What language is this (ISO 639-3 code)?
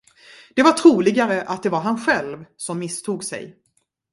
swe